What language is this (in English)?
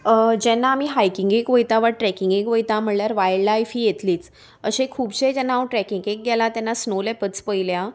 Konkani